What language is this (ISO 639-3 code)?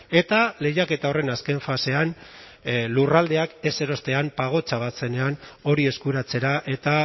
eus